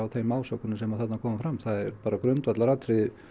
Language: Icelandic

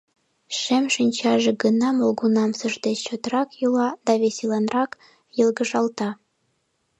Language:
Mari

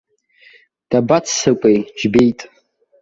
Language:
Abkhazian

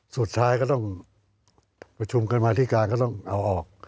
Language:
Thai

